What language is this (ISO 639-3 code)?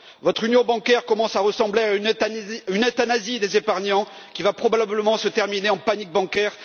fra